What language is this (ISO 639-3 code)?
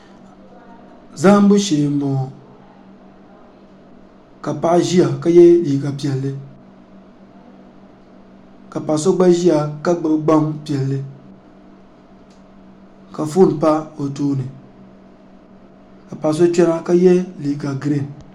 dag